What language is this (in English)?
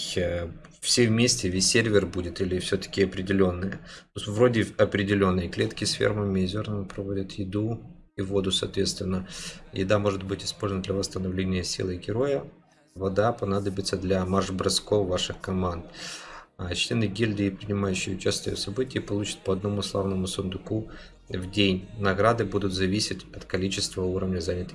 Russian